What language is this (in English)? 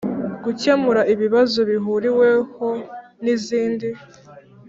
Kinyarwanda